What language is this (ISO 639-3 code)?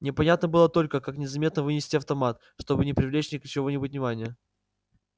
rus